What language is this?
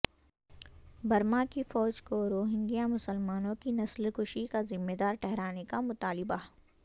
Urdu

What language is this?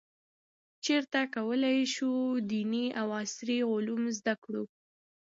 Pashto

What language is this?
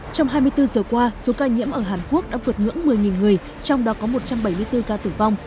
Vietnamese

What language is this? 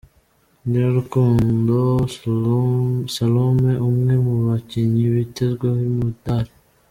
Kinyarwanda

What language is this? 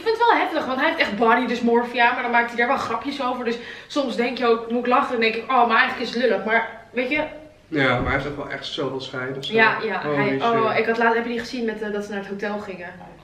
Dutch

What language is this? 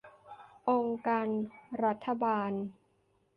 Thai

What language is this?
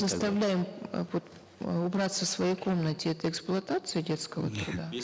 Kazakh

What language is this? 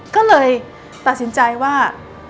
Thai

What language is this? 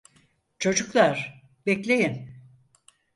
Turkish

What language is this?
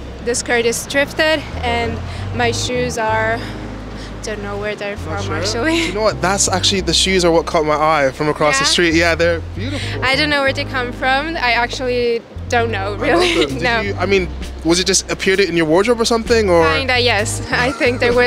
English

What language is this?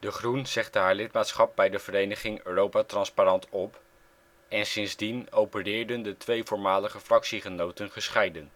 Dutch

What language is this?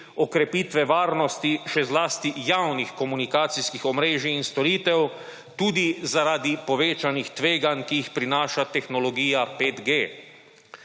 Slovenian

